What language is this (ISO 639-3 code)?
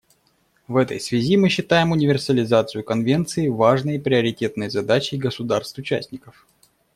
rus